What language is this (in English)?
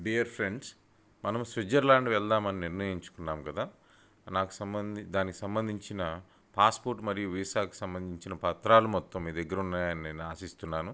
Telugu